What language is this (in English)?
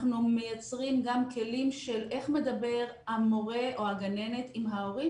Hebrew